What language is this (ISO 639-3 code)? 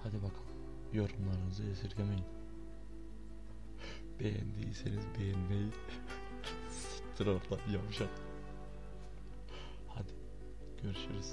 tur